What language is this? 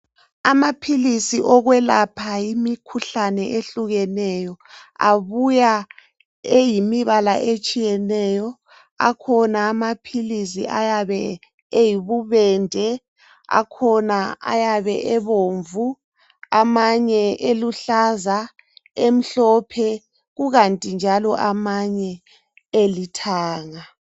North Ndebele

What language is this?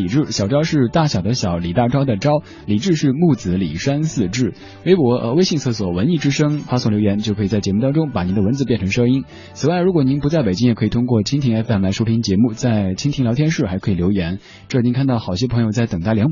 Chinese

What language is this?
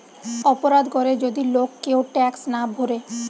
Bangla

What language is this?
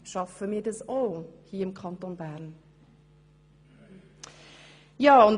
Swiss German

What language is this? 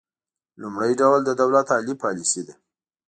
Pashto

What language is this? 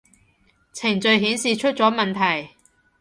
Cantonese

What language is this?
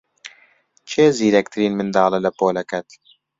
Central Kurdish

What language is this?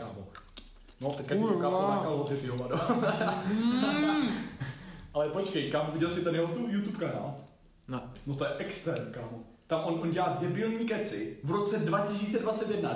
Czech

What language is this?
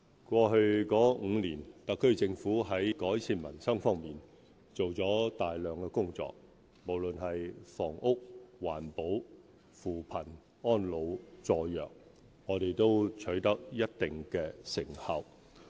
Cantonese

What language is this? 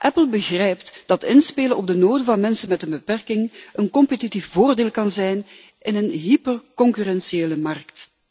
Dutch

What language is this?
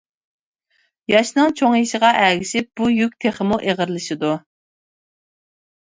Uyghur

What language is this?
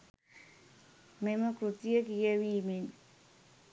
Sinhala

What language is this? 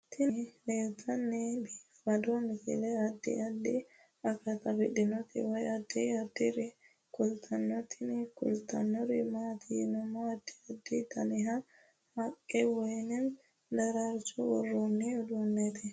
Sidamo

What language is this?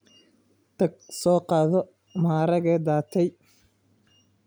Somali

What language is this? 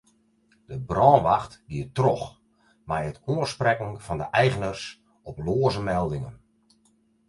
Western Frisian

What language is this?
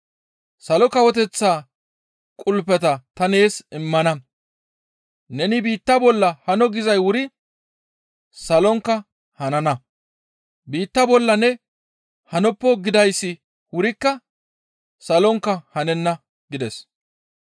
Gamo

